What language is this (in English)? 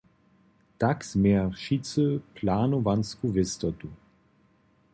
Upper Sorbian